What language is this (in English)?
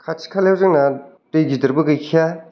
Bodo